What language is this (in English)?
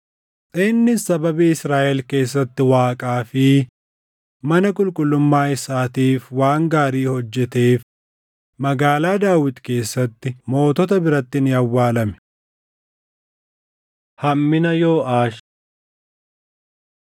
Oromo